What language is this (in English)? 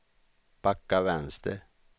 Swedish